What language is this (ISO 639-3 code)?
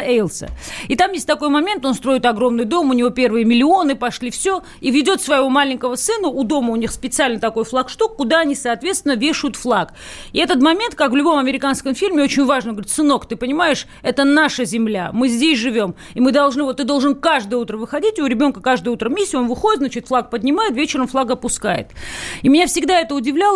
rus